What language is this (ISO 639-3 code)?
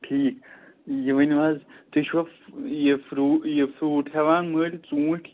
kas